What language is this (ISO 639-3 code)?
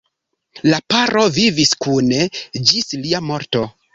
epo